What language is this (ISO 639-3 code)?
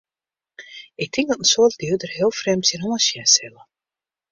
fry